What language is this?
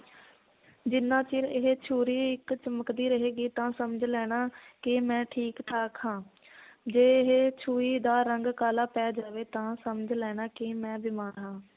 Punjabi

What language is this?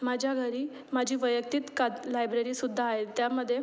Marathi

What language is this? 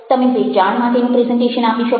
Gujarati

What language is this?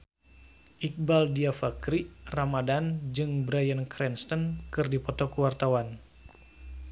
Sundanese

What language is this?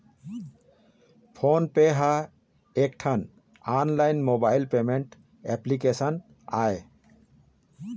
Chhattisgarhi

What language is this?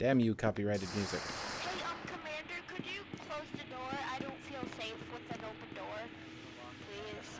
English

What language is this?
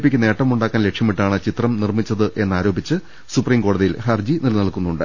Malayalam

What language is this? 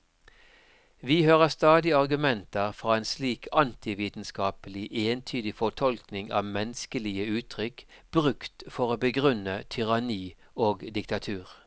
Norwegian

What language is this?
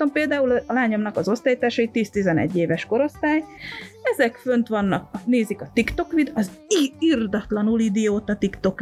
Hungarian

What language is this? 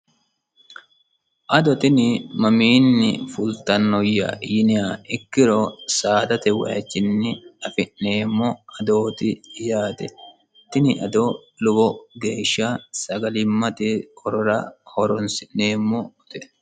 Sidamo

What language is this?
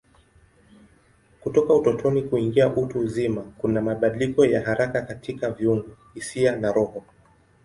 Swahili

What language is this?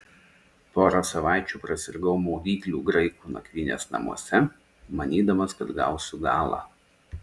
Lithuanian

